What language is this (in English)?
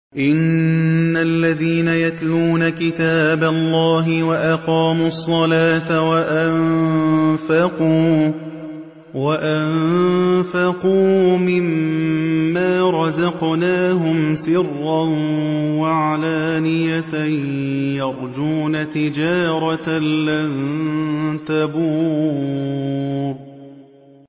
Arabic